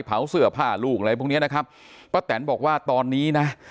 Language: Thai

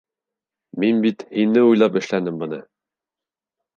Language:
Bashkir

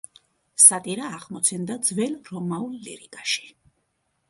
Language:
Georgian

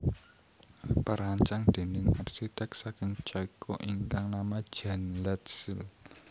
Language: Javanese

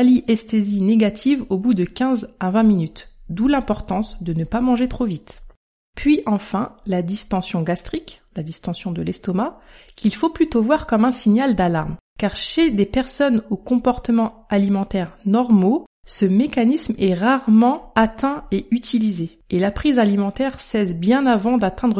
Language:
French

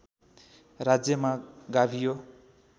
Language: Nepali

